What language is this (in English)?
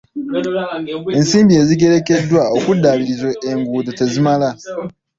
Ganda